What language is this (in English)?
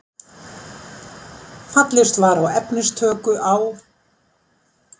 Icelandic